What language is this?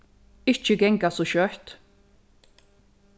Faroese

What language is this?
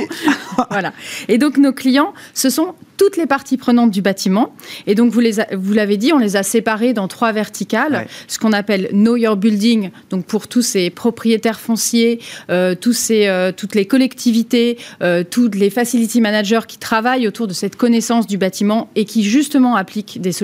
French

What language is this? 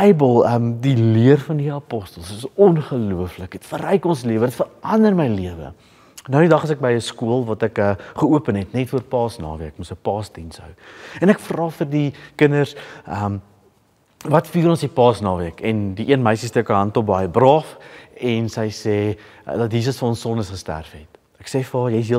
Dutch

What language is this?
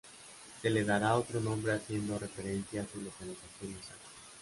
Spanish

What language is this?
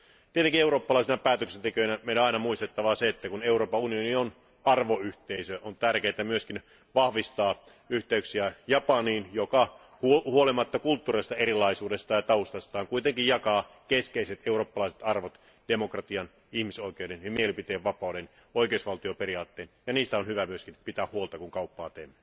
Finnish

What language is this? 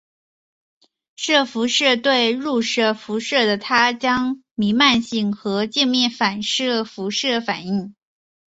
Chinese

